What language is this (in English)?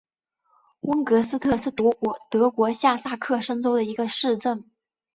Chinese